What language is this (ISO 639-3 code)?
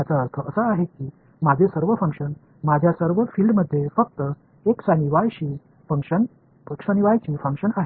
tam